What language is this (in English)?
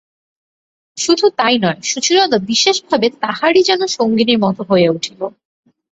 Bangla